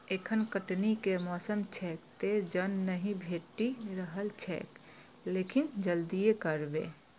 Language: Maithili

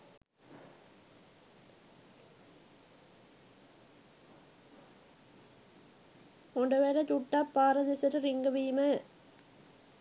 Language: Sinhala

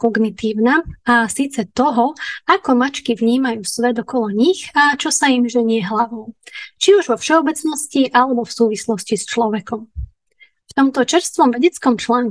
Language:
Slovak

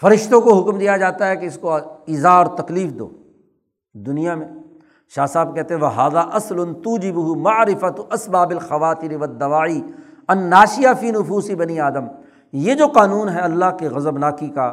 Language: Urdu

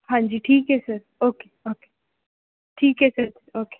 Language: Punjabi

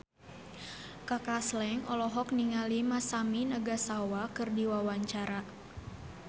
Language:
Sundanese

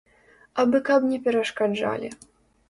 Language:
Belarusian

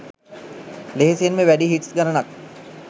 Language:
Sinhala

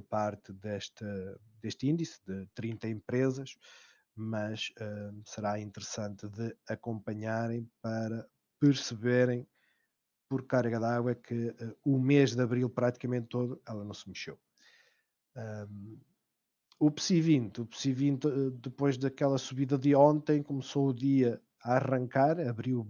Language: Portuguese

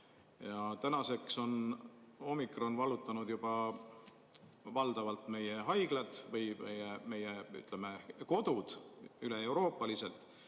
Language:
Estonian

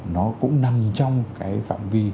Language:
Vietnamese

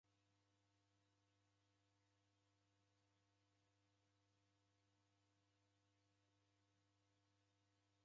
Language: Taita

